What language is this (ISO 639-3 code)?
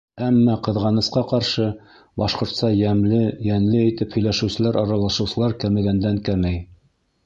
bak